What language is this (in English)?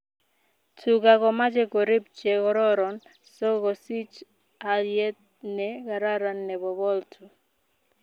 Kalenjin